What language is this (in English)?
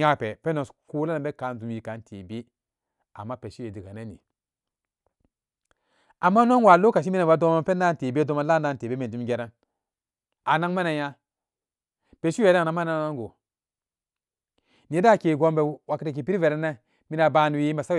Samba Daka